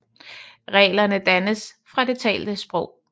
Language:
Danish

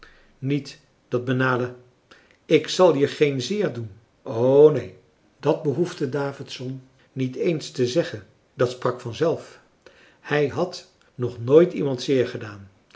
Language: Dutch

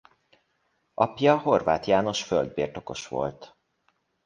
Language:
Hungarian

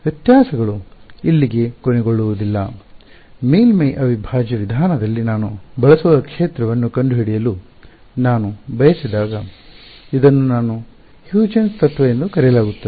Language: Kannada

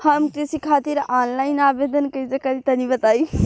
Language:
Bhojpuri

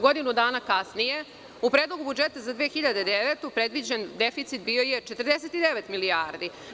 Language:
Serbian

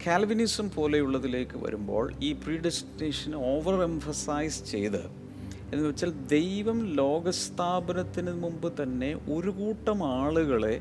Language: Malayalam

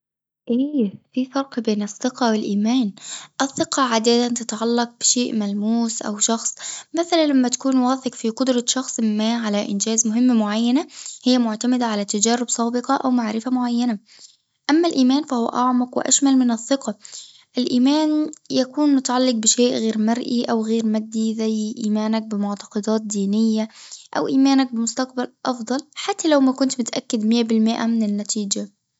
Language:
Tunisian Arabic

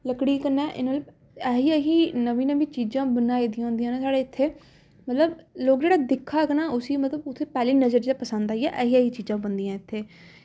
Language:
Dogri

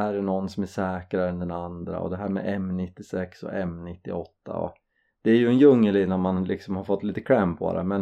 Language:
Swedish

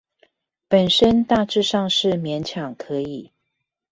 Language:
Chinese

